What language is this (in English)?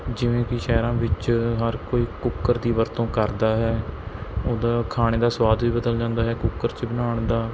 Punjabi